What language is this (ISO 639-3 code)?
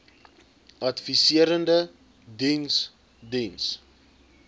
afr